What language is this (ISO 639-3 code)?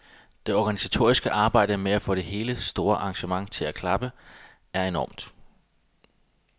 dan